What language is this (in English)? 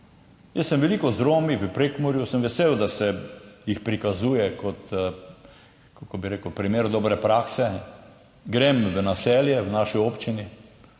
Slovenian